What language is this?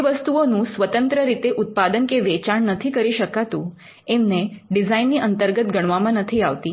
Gujarati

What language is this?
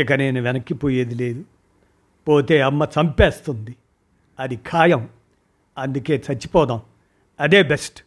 Telugu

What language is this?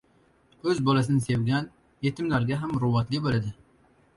Uzbek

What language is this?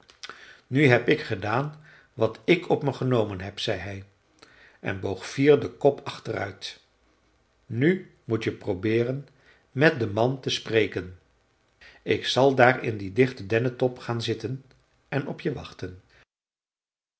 Dutch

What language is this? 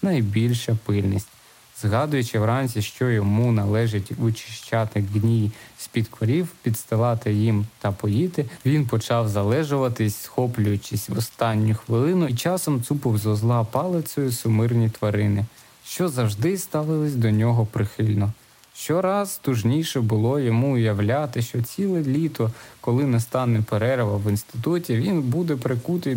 Ukrainian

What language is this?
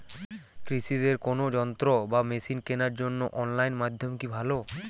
Bangla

